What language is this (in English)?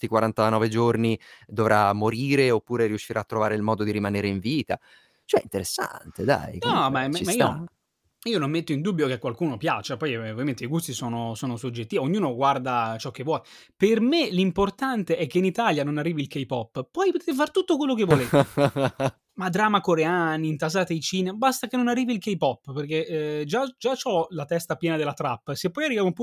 Italian